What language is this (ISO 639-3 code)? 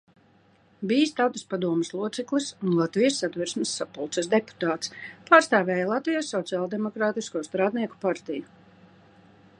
lav